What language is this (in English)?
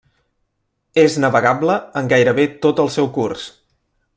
Catalan